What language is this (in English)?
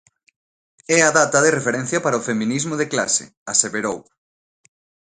Galician